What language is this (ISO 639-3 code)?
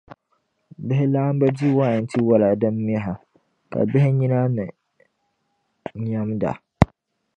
dag